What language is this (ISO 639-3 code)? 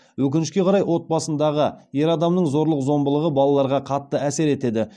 kaz